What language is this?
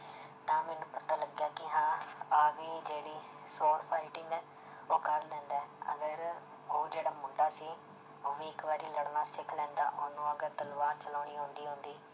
Punjabi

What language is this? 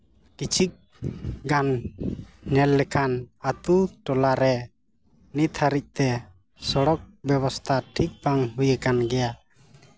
Santali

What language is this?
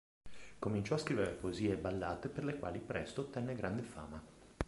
Italian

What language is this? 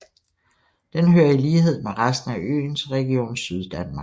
Danish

